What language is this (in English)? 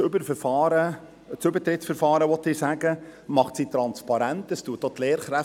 Swiss German